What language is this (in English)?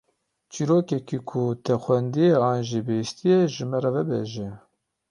Kurdish